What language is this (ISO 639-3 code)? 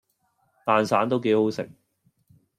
yue